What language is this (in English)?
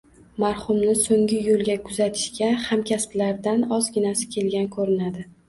Uzbek